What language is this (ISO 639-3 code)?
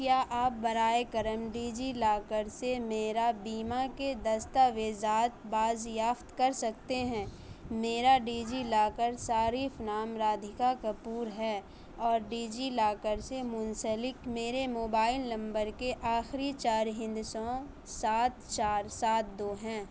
urd